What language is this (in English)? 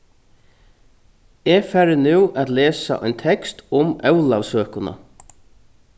Faroese